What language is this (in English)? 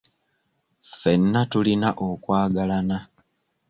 Ganda